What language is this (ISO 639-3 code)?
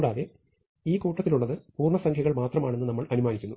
mal